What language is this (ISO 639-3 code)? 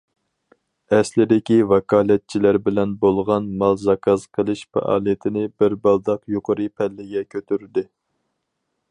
uig